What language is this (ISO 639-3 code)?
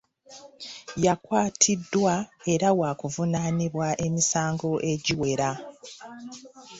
lug